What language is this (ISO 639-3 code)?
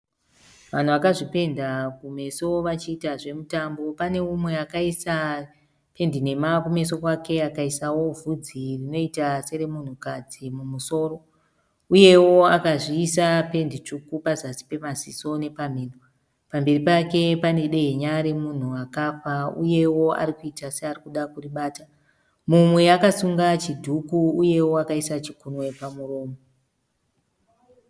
sna